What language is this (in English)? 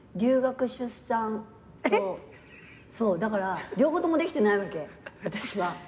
Japanese